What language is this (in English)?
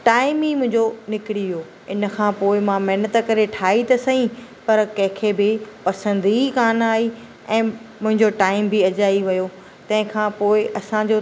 Sindhi